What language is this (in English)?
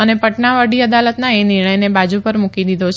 Gujarati